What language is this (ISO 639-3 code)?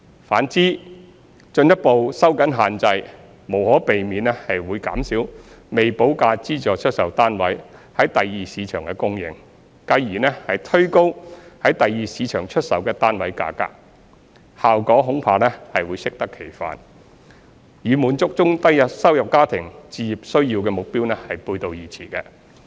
yue